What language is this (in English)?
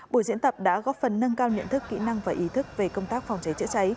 Vietnamese